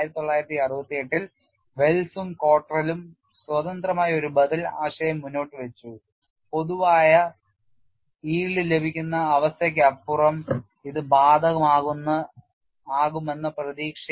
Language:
Malayalam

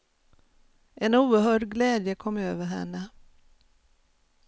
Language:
Swedish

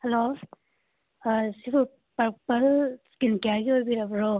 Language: Manipuri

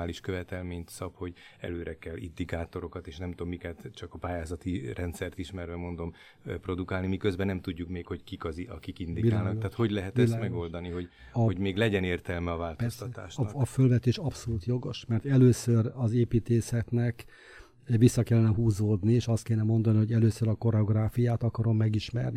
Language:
Hungarian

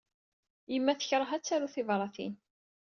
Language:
Kabyle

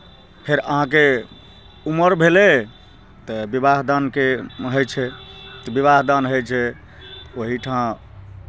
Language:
Maithili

